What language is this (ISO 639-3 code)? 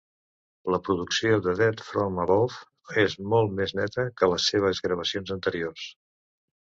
cat